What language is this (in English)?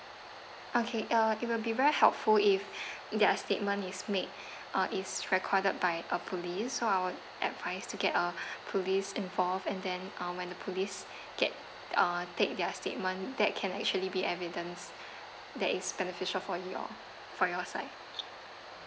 English